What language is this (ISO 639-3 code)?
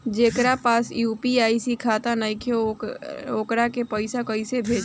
bho